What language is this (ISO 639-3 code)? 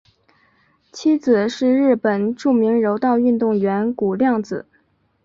zho